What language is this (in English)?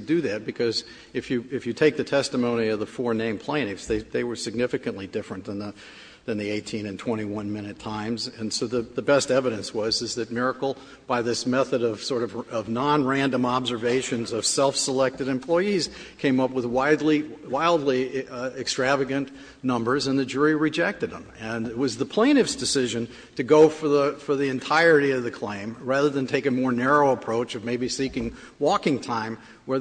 English